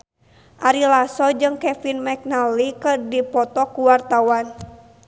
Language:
Sundanese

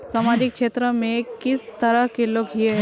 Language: Magahi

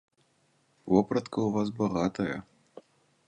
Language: Belarusian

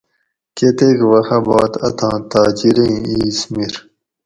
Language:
Gawri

